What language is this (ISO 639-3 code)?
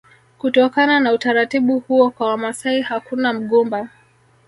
swa